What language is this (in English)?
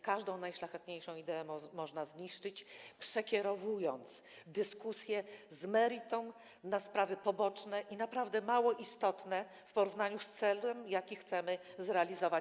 Polish